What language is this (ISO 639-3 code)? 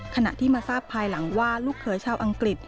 tha